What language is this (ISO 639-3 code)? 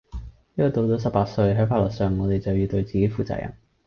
yue